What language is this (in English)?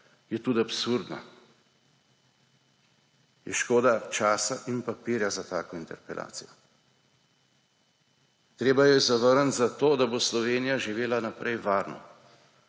Slovenian